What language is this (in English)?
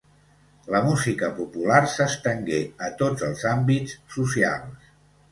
Catalan